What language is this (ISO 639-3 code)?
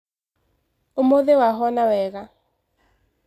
kik